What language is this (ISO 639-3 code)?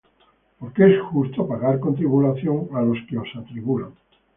spa